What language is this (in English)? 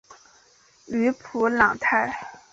Chinese